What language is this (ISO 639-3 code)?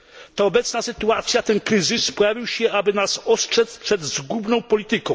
pol